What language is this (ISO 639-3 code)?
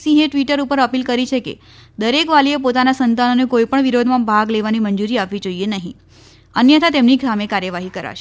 guj